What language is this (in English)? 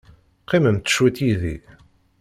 Kabyle